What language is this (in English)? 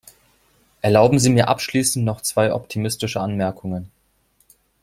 German